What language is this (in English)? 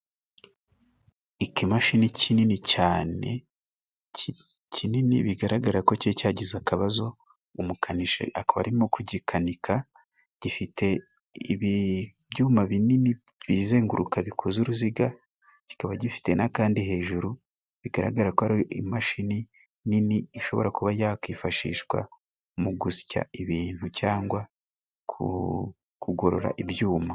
Kinyarwanda